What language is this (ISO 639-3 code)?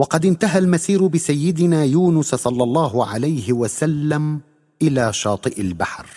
ara